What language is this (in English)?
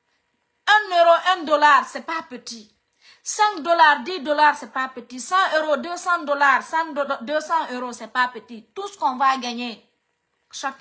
French